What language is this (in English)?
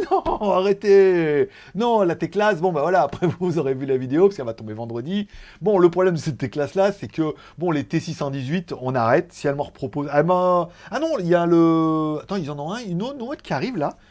French